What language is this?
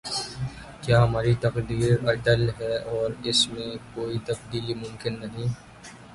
Urdu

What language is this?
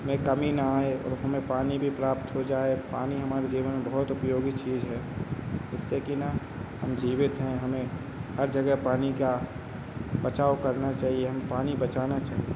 Hindi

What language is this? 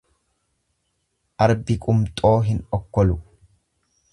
Oromo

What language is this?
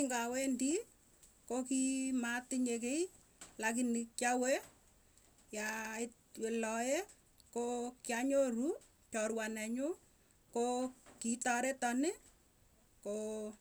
Tugen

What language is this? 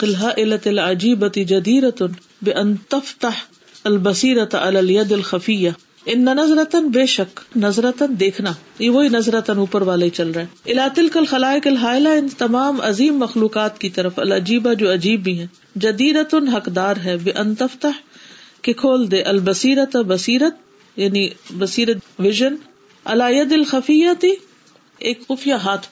Urdu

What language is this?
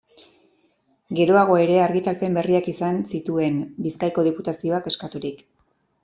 Basque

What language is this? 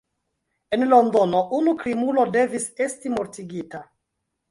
Esperanto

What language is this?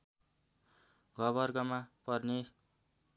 Nepali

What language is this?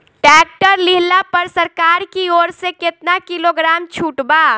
Bhojpuri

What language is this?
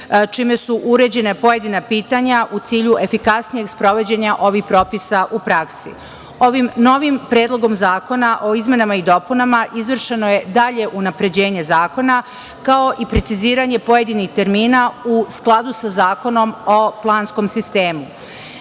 Serbian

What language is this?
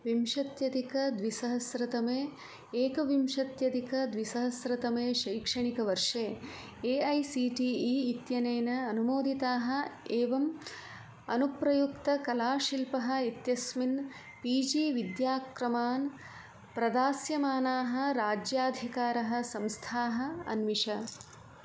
Sanskrit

